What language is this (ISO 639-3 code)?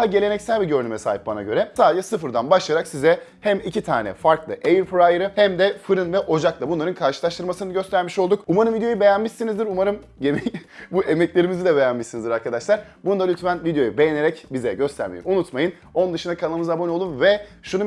tur